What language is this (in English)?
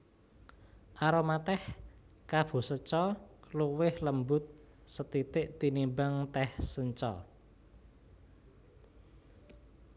Javanese